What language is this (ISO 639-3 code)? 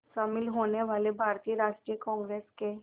hin